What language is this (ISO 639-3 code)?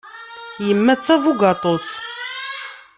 kab